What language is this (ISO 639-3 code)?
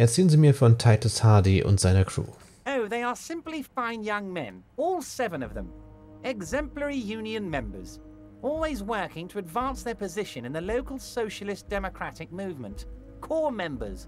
deu